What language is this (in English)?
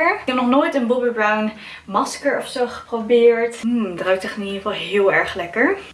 Dutch